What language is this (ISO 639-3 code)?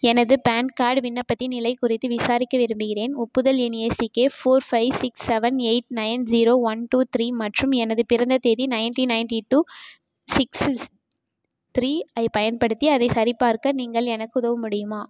tam